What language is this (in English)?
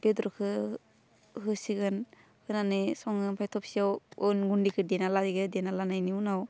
Bodo